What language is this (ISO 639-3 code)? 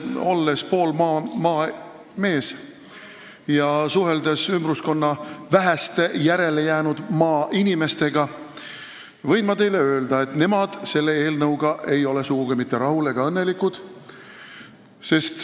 est